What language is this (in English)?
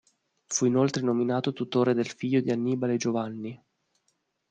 Italian